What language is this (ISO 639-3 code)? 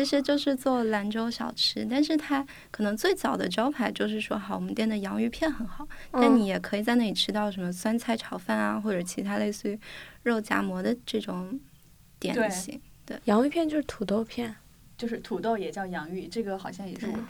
zho